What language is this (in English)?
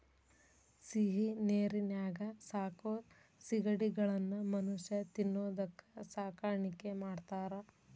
Kannada